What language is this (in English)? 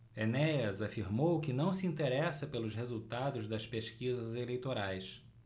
Portuguese